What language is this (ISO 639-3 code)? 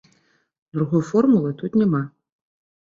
bel